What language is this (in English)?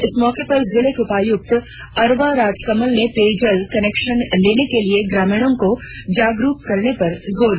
Hindi